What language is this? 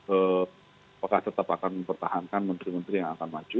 Indonesian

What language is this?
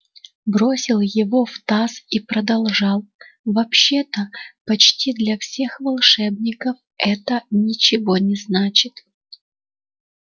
Russian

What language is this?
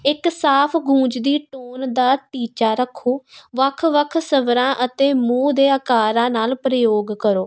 Punjabi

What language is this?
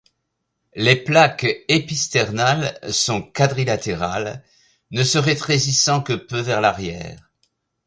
French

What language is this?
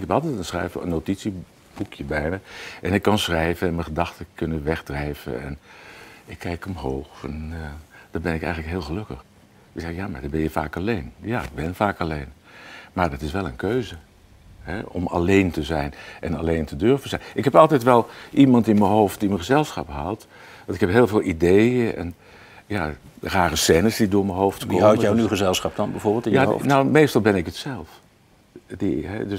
Dutch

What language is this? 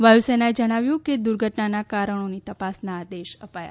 Gujarati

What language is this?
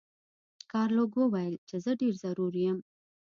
Pashto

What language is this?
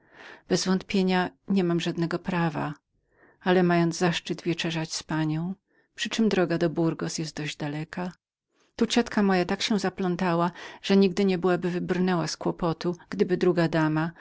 Polish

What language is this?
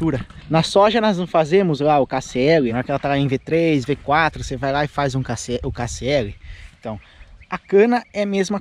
Portuguese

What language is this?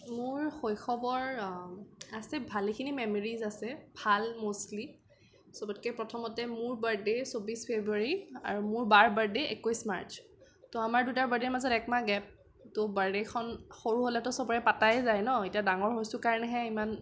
Assamese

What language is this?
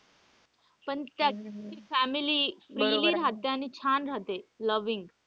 Marathi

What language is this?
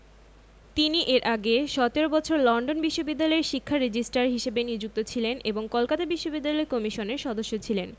Bangla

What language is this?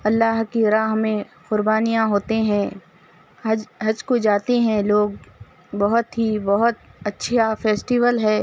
Urdu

